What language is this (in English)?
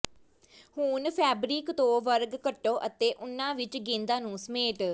Punjabi